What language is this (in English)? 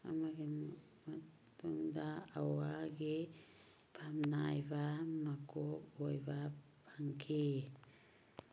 Manipuri